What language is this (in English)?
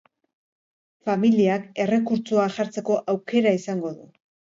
Basque